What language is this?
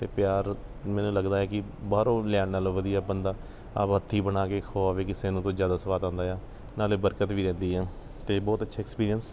Punjabi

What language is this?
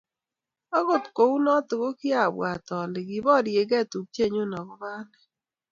Kalenjin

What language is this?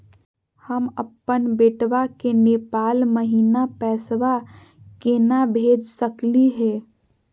Magahi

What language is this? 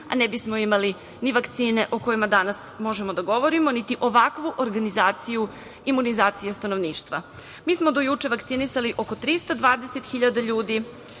Serbian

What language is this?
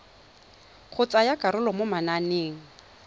Tswana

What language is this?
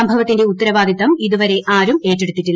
Malayalam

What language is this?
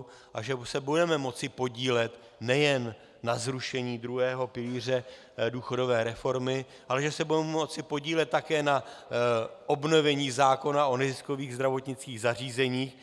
Czech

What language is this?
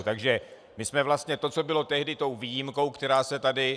Czech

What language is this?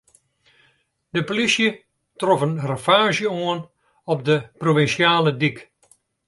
Western Frisian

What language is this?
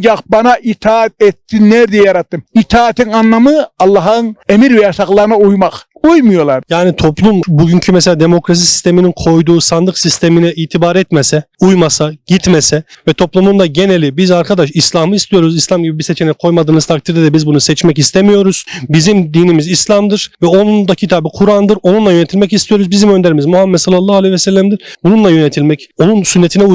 Turkish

